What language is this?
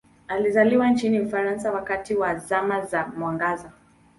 Swahili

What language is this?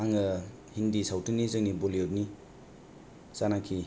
Bodo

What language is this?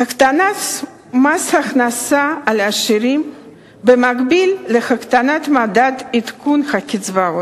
Hebrew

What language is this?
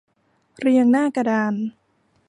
Thai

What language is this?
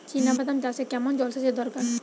Bangla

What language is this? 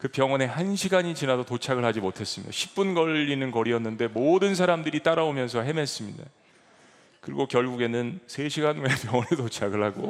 Korean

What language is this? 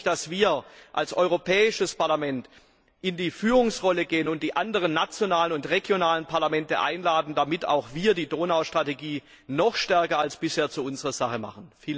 German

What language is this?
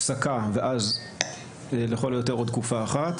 Hebrew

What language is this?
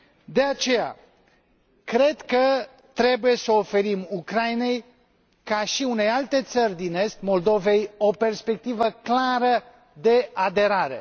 Romanian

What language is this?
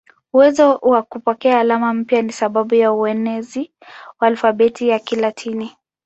Swahili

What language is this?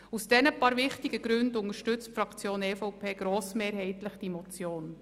Swiss German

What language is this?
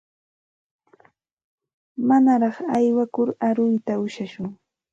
Santa Ana de Tusi Pasco Quechua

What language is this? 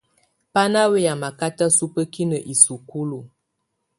Tunen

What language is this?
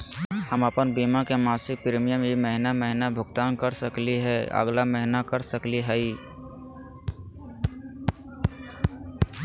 Magahi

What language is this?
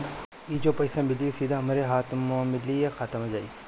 Bhojpuri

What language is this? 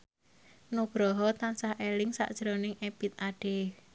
Javanese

